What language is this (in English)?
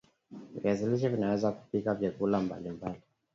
Swahili